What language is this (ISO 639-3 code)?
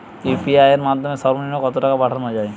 ben